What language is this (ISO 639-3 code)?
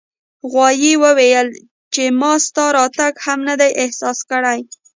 pus